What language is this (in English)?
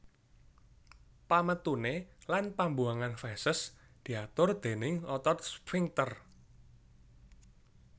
Javanese